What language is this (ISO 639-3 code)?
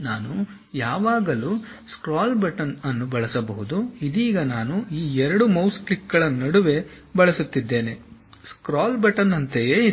kan